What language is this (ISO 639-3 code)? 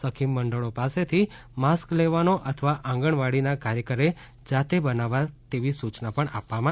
guj